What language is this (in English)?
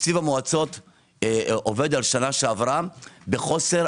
Hebrew